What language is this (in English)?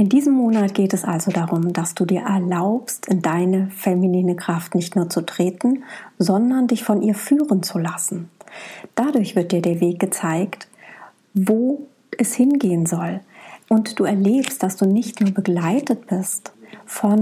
German